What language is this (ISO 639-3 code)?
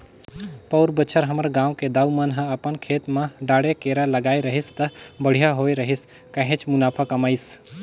hne